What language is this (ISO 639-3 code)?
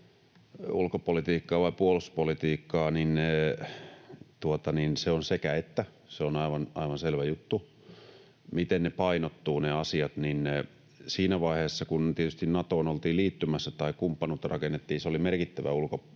fin